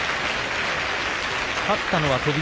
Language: Japanese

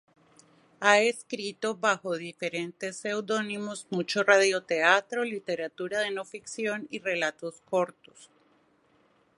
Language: Spanish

